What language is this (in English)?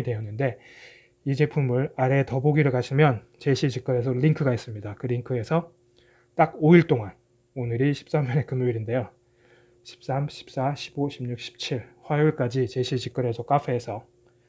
Korean